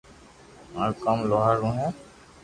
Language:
Loarki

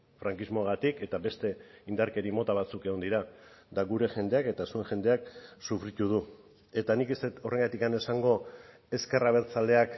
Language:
Basque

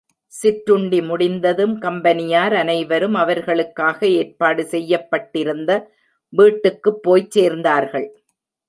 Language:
Tamil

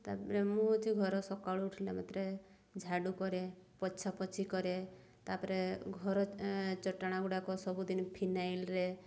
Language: Odia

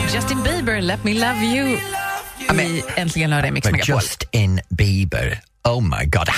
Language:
Swedish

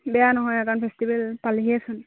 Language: Assamese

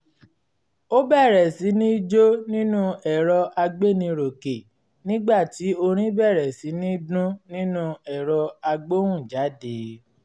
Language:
Yoruba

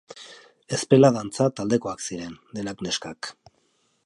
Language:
Basque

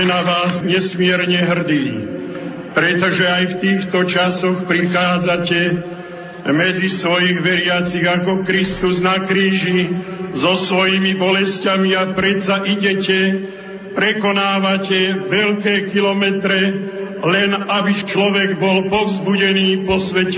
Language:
Slovak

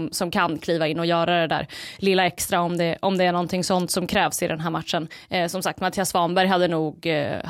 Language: Swedish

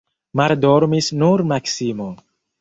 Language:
Esperanto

